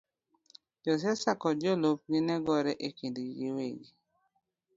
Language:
Luo (Kenya and Tanzania)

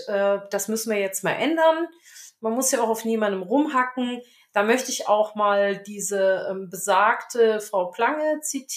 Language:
German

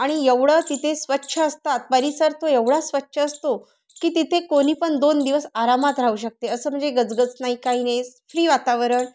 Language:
Marathi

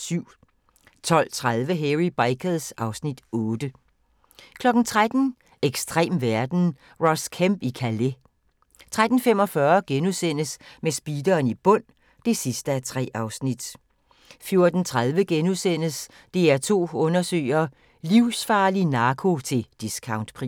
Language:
Danish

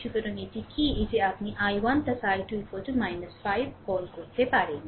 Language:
Bangla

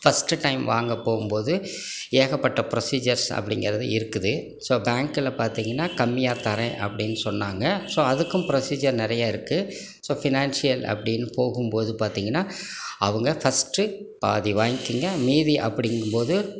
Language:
Tamil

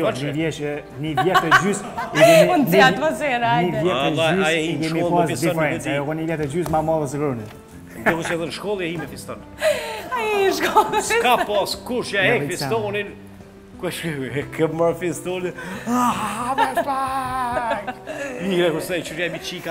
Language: Romanian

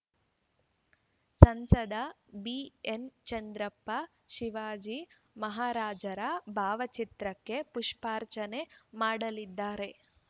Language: Kannada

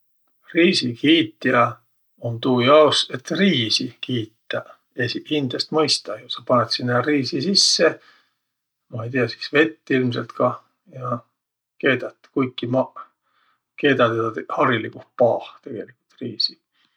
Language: Võro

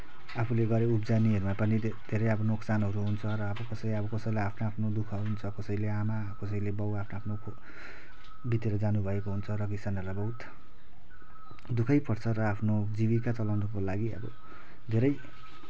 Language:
Nepali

